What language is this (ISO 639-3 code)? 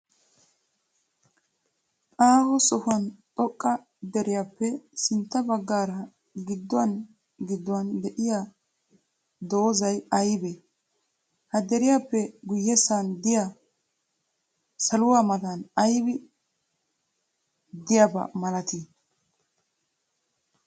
wal